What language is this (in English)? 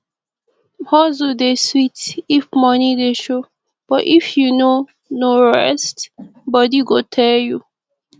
Nigerian Pidgin